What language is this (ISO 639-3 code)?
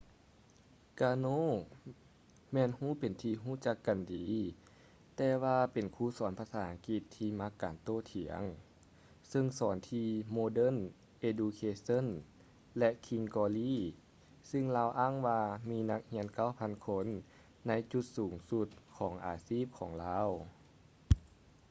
lao